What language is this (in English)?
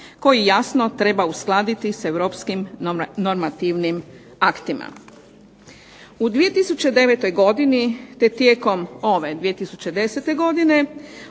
Croatian